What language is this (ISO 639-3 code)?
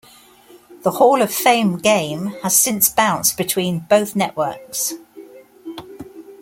eng